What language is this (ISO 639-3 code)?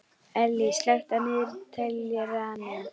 isl